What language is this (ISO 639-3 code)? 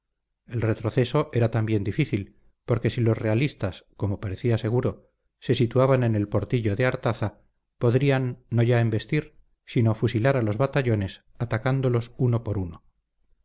spa